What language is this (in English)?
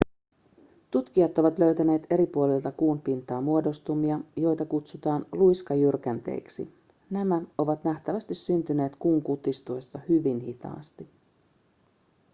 Finnish